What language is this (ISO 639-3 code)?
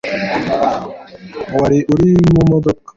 kin